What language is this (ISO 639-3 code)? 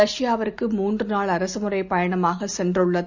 tam